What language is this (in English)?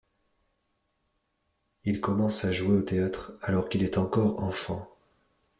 French